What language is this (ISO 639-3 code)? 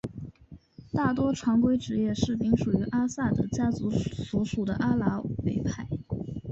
zho